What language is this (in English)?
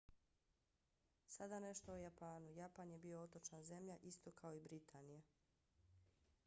Bosnian